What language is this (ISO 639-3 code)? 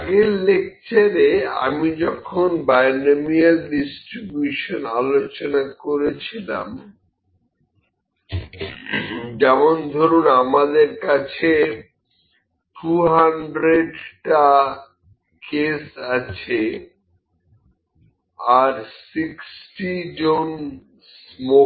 ben